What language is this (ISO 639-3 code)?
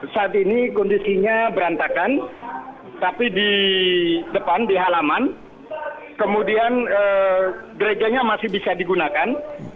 ind